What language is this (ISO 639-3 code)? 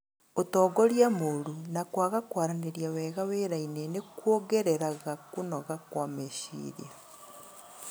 kik